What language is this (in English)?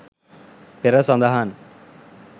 Sinhala